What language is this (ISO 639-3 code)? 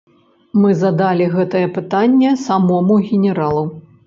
bel